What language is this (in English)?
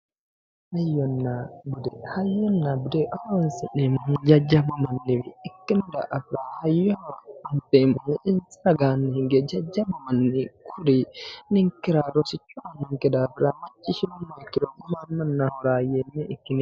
Sidamo